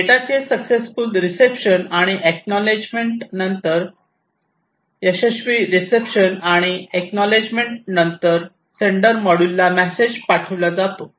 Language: Marathi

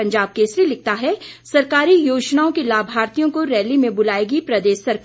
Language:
Hindi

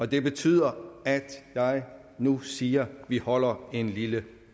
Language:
Danish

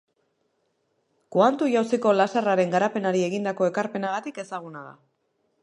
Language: Basque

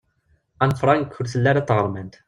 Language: Kabyle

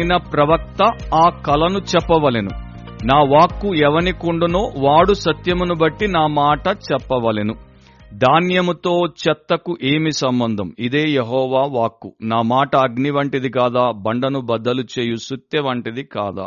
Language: Telugu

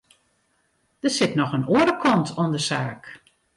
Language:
Western Frisian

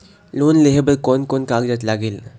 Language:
Chhattisgarhi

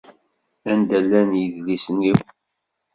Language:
Kabyle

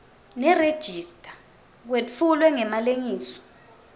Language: Swati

